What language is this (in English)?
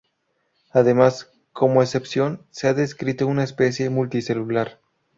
Spanish